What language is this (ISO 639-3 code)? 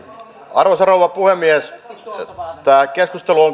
fin